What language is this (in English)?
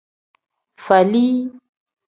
Tem